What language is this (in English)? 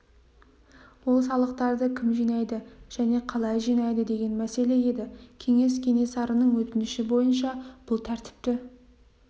Kazakh